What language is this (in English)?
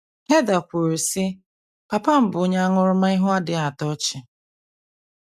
Igbo